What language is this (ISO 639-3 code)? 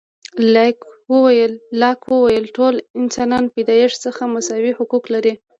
pus